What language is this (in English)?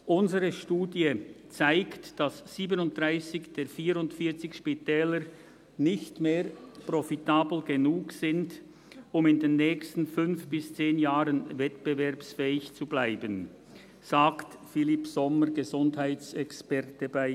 Swiss German